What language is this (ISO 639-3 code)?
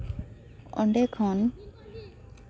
sat